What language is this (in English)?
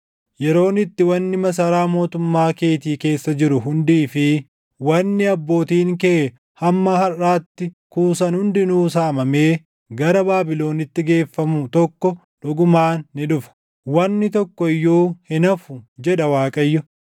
Oromo